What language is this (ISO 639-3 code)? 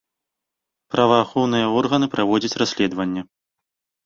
bel